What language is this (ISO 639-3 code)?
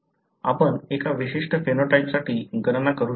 mar